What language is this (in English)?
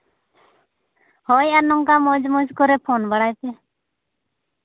Santali